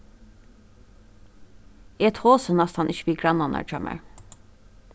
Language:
Faroese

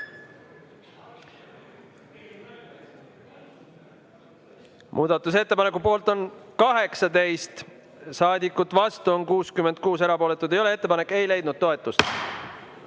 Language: Estonian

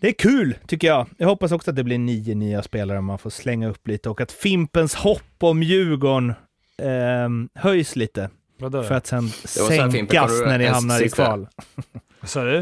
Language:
Swedish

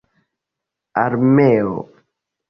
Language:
Esperanto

